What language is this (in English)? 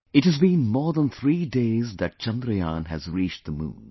English